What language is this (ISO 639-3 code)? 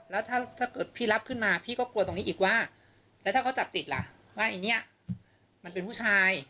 tha